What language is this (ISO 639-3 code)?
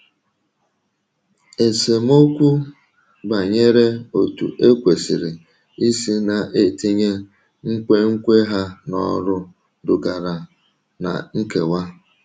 ibo